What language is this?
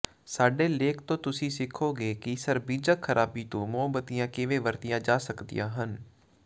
Punjabi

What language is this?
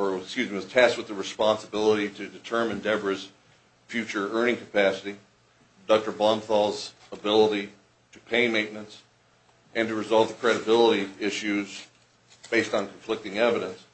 English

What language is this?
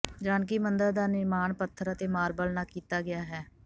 Punjabi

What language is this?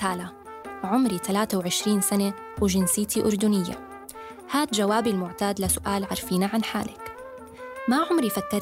Arabic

